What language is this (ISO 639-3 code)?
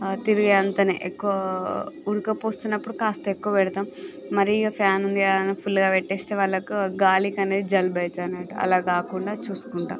tel